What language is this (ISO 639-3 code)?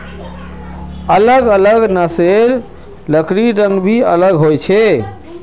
mag